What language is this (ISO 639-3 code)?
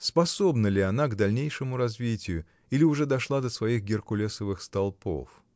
rus